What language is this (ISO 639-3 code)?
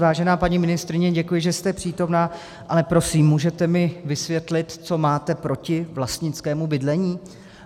ces